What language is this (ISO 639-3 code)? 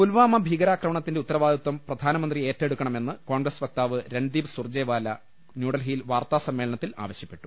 mal